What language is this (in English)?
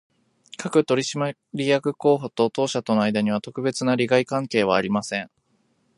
Japanese